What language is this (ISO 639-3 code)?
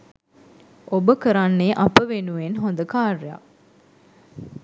sin